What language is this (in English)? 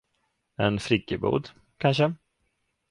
Swedish